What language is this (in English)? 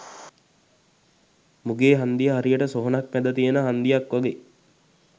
Sinhala